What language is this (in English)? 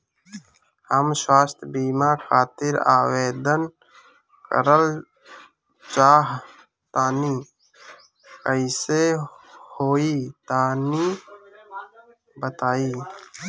Bhojpuri